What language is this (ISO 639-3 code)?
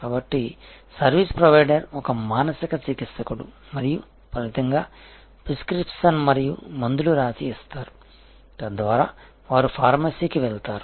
tel